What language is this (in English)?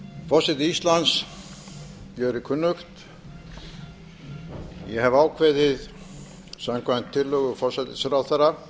Icelandic